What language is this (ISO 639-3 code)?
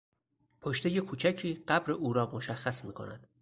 fas